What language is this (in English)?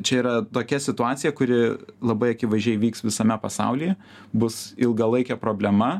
Lithuanian